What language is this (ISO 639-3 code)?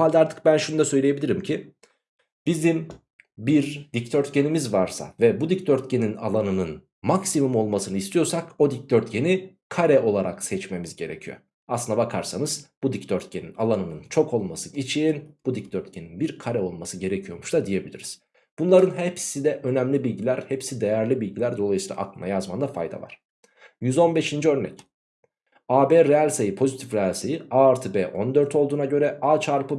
tur